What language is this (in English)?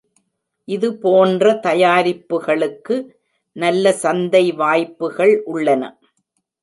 Tamil